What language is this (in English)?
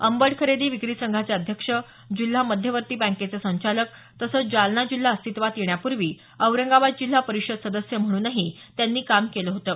Marathi